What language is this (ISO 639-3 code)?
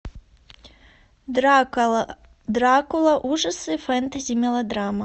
rus